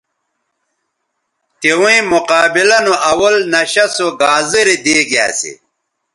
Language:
Bateri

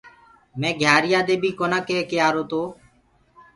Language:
Gurgula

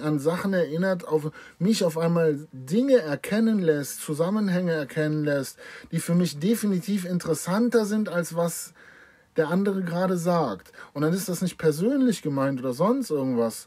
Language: German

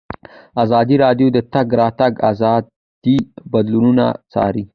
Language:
Pashto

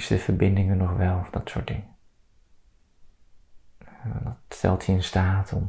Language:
Dutch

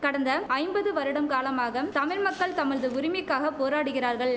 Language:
Tamil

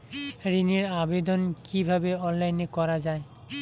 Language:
Bangla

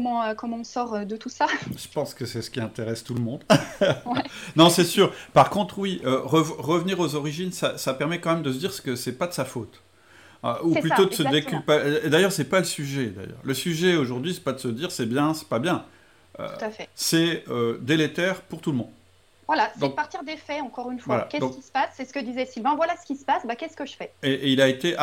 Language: French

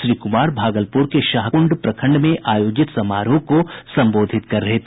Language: Hindi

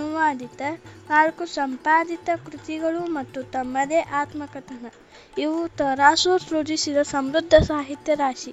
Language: Kannada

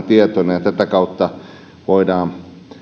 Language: Finnish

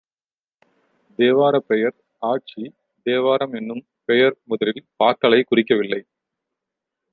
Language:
Tamil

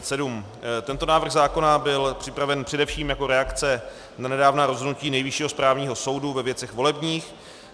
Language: Czech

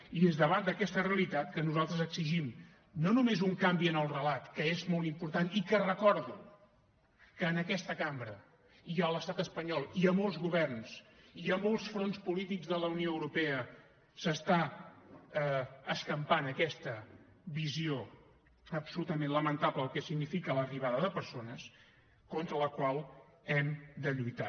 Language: Catalan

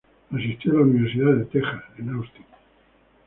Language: Spanish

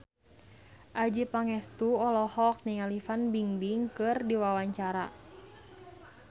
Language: Sundanese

